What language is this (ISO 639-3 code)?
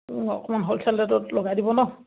asm